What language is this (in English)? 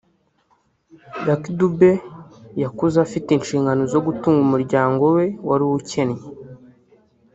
Kinyarwanda